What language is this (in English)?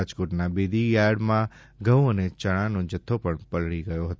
Gujarati